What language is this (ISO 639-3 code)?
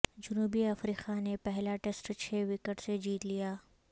urd